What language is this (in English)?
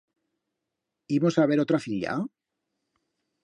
Aragonese